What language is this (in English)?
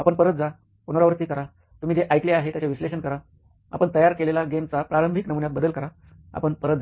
Marathi